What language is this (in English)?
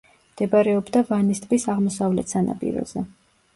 Georgian